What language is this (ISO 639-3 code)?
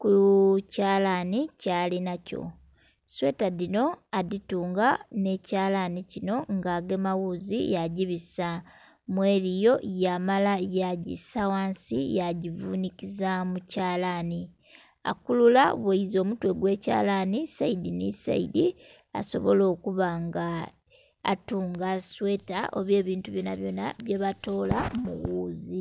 xog